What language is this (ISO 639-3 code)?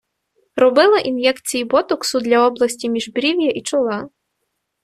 ukr